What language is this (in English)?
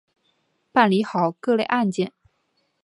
Chinese